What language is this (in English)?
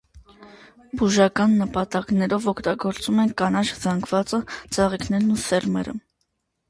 Armenian